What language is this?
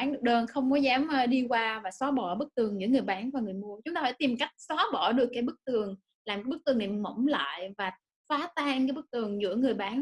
Vietnamese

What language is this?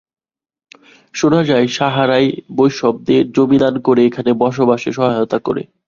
Bangla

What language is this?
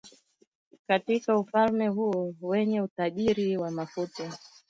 Swahili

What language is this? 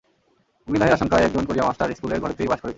Bangla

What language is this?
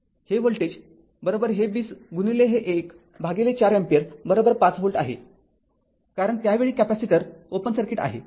Marathi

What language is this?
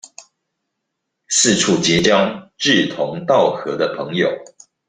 Chinese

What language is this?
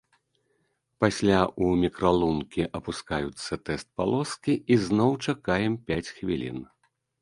Belarusian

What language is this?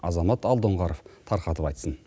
Kazakh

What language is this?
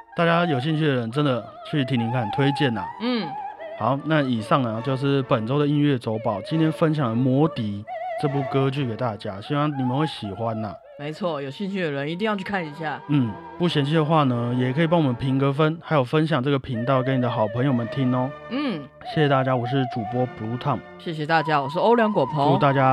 Chinese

